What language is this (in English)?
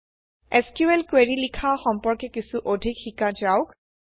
Assamese